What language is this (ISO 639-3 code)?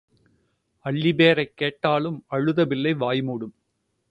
tam